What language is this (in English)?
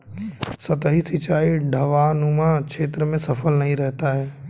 Hindi